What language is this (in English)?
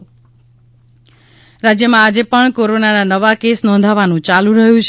Gujarati